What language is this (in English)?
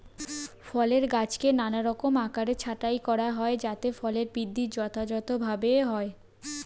Bangla